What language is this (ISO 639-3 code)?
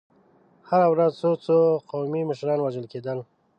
pus